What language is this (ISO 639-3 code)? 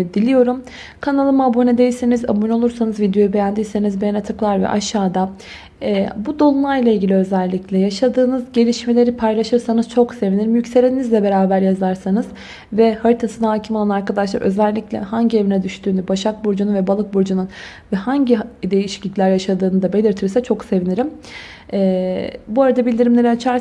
tur